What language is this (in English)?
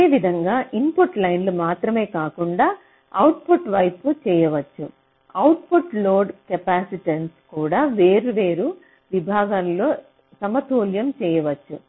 Telugu